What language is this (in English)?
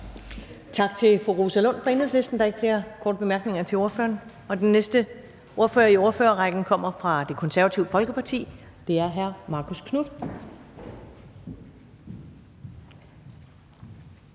Danish